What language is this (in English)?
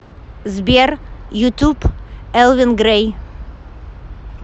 Russian